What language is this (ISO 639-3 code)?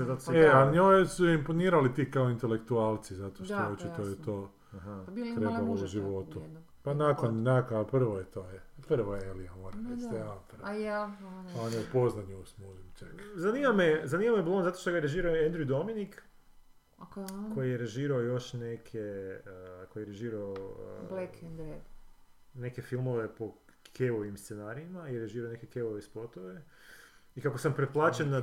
hrv